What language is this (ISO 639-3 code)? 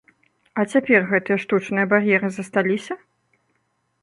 bel